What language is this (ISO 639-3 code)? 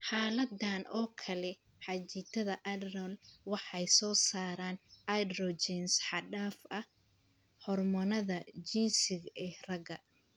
som